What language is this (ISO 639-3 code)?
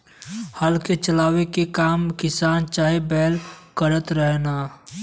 bho